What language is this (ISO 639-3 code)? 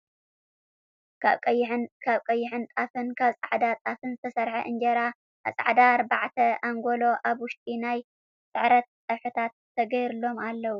tir